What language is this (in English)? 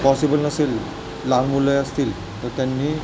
Marathi